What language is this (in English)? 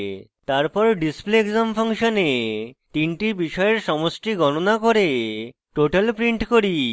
Bangla